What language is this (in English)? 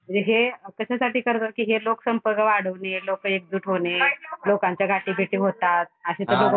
Marathi